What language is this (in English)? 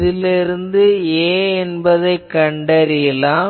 Tamil